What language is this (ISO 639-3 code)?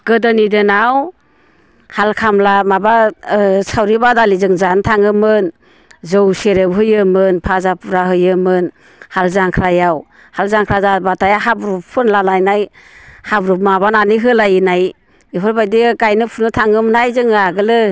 brx